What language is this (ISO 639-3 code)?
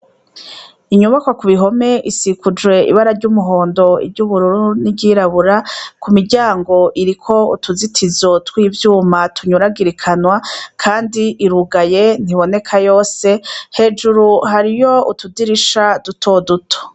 run